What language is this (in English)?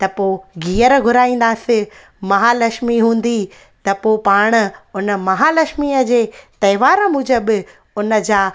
Sindhi